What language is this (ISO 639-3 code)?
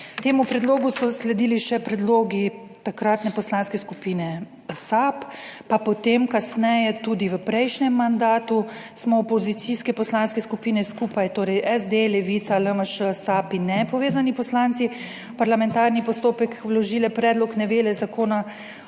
slv